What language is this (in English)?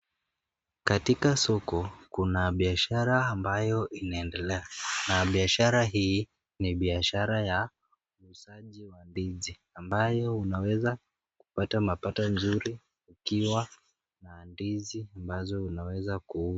Swahili